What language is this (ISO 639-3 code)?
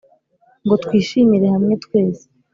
kin